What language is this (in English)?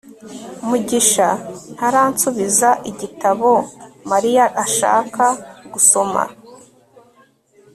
Kinyarwanda